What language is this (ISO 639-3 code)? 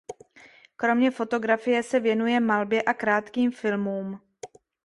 ces